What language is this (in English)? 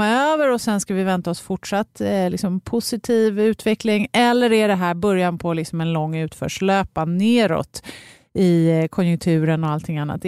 Swedish